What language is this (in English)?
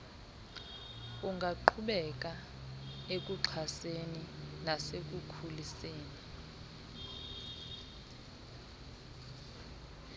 Xhosa